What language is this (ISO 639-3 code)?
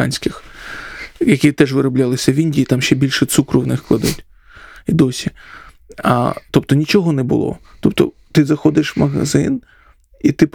ukr